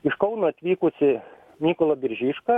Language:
Lithuanian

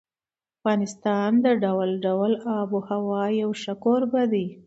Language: Pashto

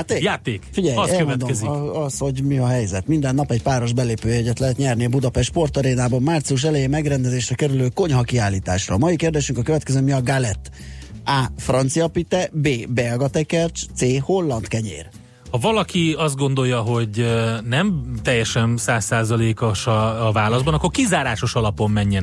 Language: Hungarian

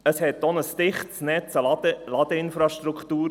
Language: Swiss German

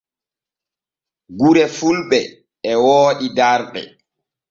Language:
Borgu Fulfulde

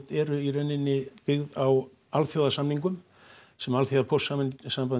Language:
Icelandic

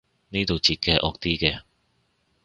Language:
Cantonese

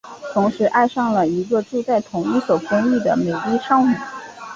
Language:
Chinese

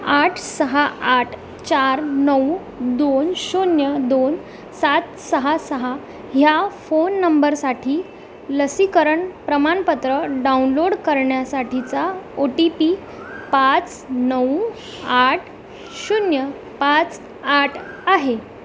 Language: Marathi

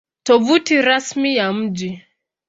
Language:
Swahili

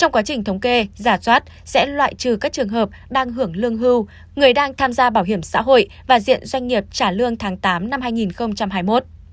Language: Vietnamese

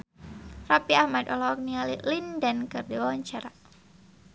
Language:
Sundanese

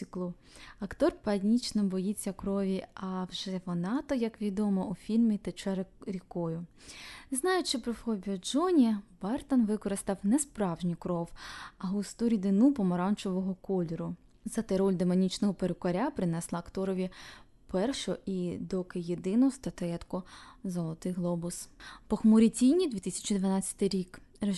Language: Ukrainian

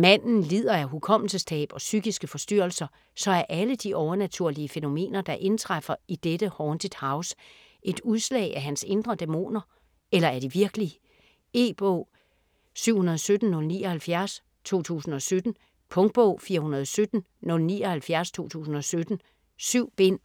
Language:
Danish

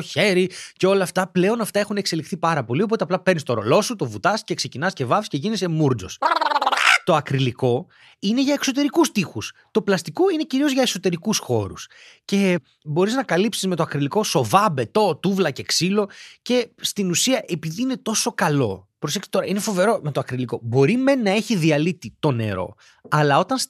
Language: Greek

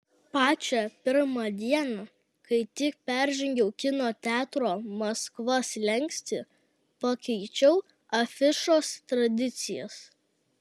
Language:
Lithuanian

